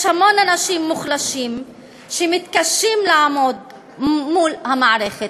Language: Hebrew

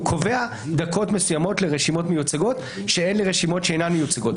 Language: Hebrew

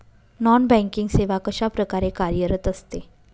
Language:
Marathi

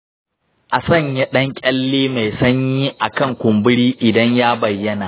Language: Hausa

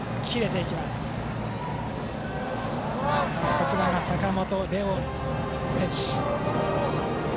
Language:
Japanese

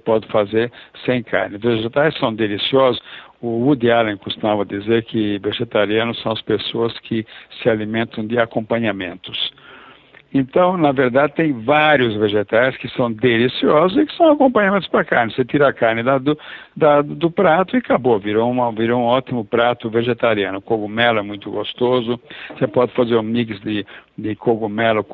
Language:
Portuguese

